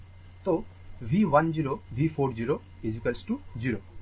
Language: Bangla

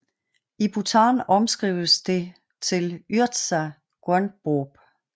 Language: Danish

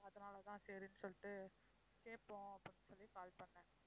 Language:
Tamil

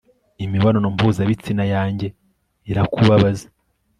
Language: Kinyarwanda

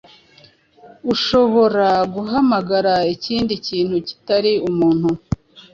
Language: Kinyarwanda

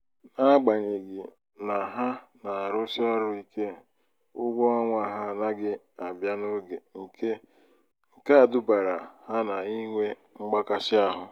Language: Igbo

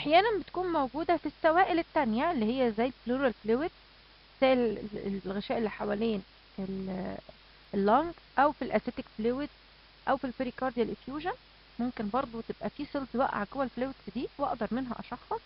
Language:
Arabic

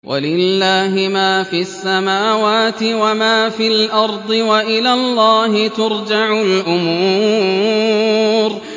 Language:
Arabic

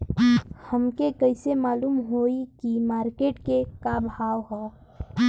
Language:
Bhojpuri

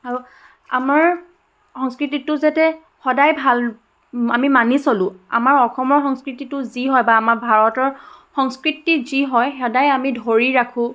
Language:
Assamese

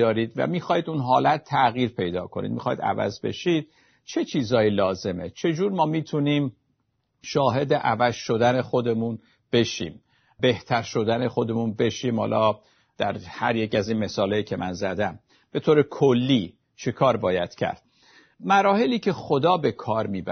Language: Persian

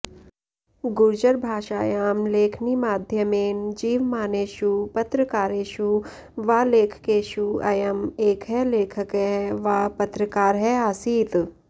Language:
Sanskrit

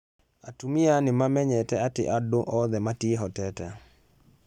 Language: Kikuyu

